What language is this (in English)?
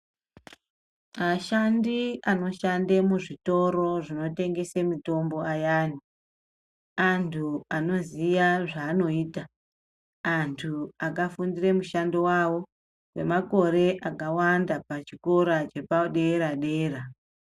Ndau